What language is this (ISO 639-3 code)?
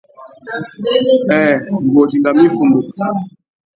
bag